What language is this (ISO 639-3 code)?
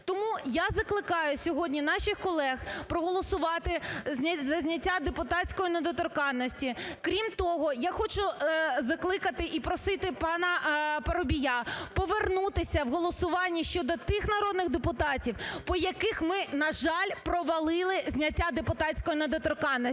ukr